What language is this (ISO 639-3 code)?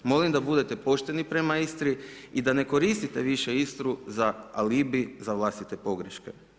hrv